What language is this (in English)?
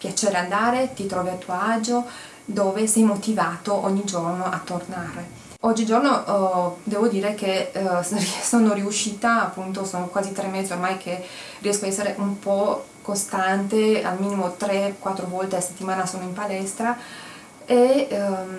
Italian